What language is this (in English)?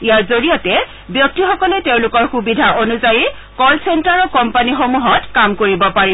Assamese